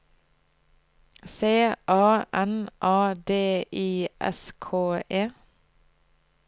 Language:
Norwegian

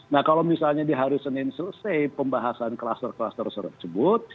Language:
Indonesian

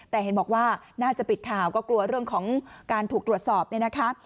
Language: Thai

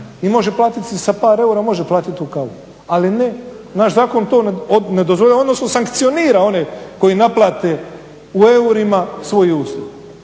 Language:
Croatian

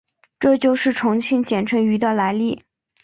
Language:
Chinese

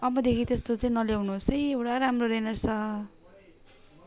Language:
Nepali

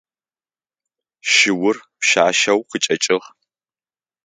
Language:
Adyghe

